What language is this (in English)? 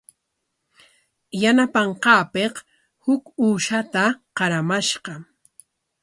Corongo Ancash Quechua